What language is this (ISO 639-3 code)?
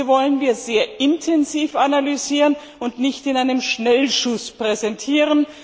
deu